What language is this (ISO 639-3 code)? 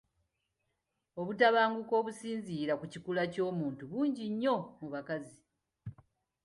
lug